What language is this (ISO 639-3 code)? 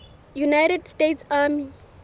sot